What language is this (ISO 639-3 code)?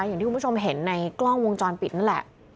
tha